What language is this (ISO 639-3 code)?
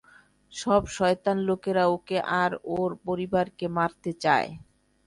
ben